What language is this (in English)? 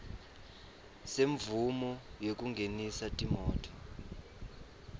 Swati